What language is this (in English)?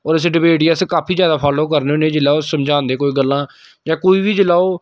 Dogri